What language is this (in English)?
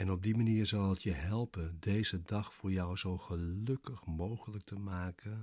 Dutch